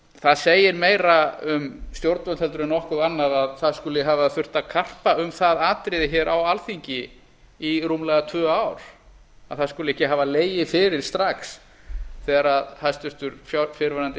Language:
Icelandic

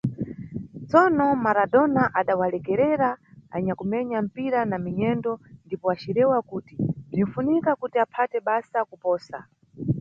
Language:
Nyungwe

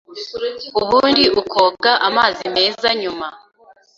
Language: Kinyarwanda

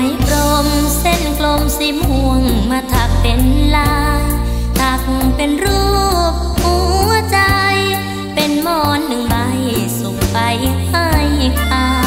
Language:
Thai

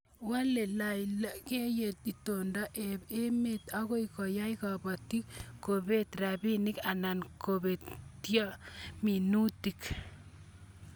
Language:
Kalenjin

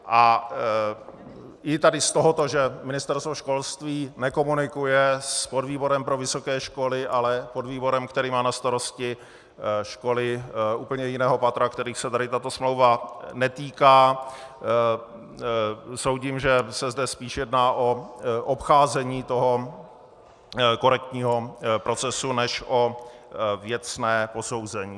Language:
Czech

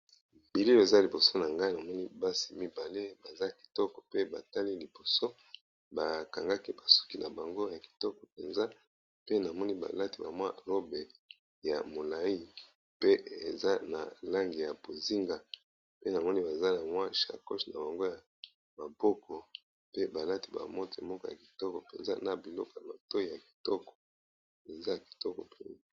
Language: Lingala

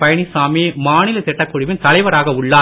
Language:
Tamil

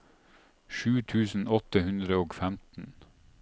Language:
Norwegian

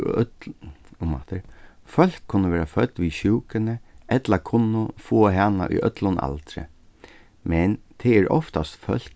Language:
Faroese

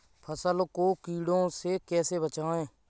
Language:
Hindi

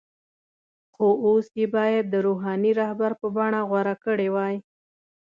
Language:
Pashto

